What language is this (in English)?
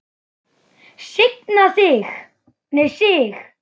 Icelandic